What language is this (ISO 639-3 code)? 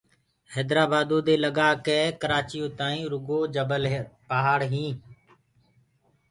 ggg